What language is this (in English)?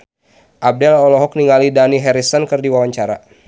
Sundanese